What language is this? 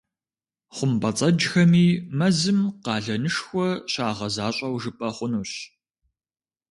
Kabardian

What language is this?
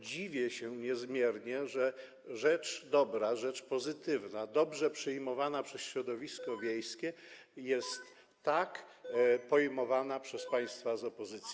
Polish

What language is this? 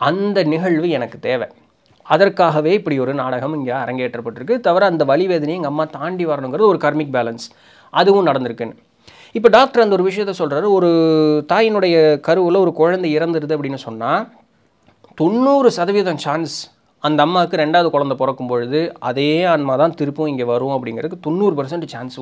Tamil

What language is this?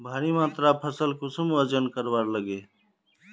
Magahi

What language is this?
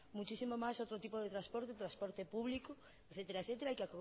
Spanish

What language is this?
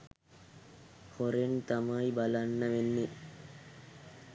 Sinhala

